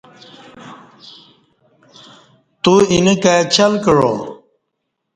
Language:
Kati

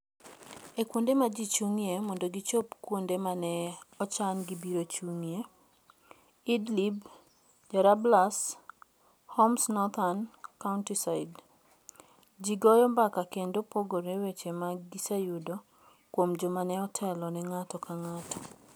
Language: Luo (Kenya and Tanzania)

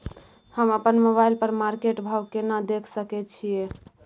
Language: Maithili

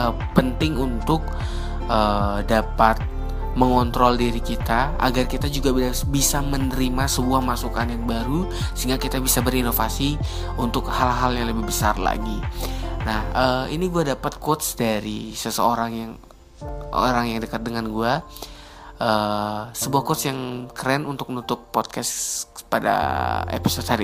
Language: Indonesian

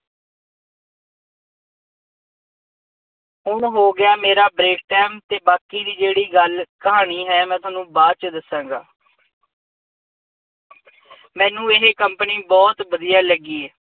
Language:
Punjabi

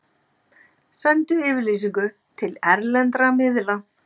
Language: Icelandic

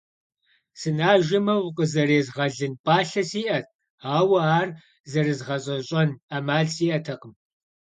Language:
Kabardian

